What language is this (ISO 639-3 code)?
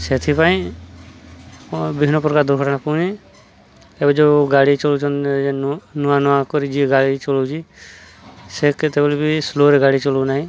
ori